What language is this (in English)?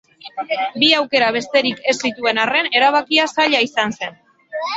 Basque